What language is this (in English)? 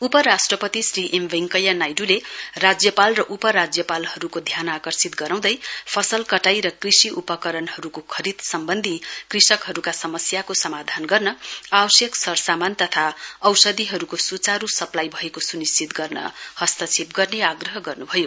Nepali